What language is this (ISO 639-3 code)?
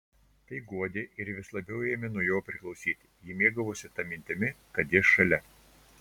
lit